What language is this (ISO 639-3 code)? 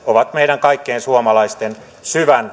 fin